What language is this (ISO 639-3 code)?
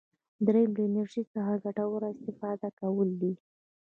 pus